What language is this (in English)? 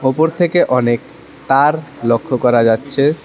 Bangla